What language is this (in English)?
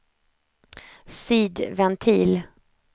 Swedish